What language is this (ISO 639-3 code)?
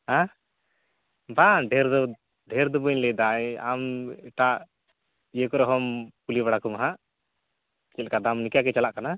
sat